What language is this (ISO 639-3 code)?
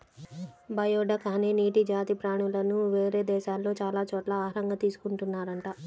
tel